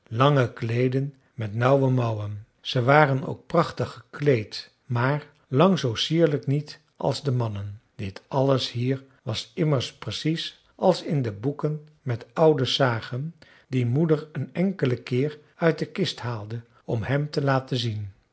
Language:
Dutch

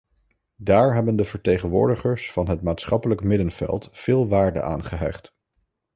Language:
Dutch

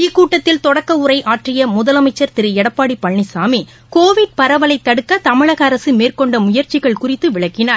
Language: Tamil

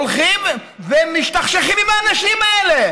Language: Hebrew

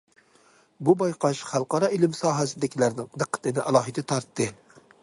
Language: Uyghur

